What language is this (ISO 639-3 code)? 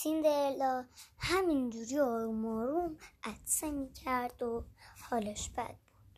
fas